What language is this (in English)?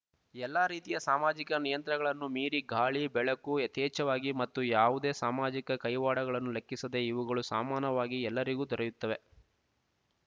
Kannada